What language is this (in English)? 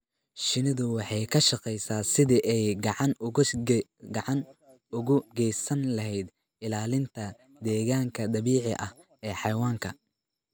Somali